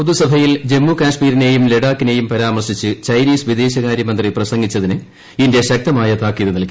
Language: Malayalam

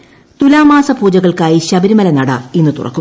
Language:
Malayalam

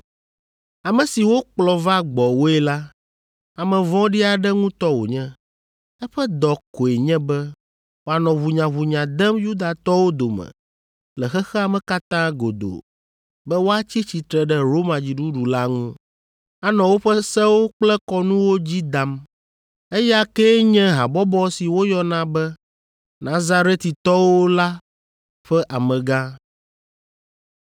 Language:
Ewe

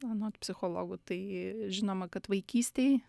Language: Lithuanian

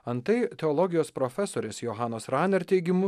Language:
Lithuanian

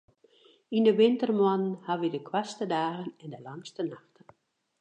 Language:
Western Frisian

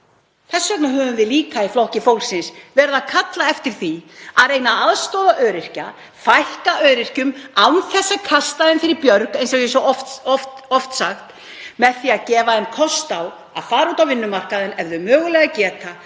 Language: Icelandic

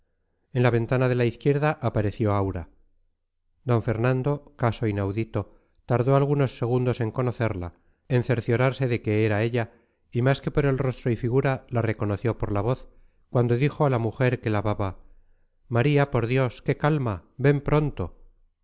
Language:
Spanish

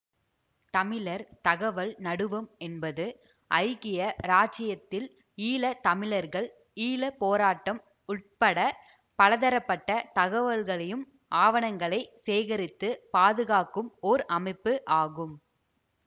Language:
Tamil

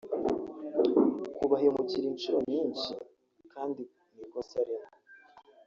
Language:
Kinyarwanda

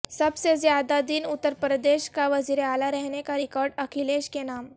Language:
Urdu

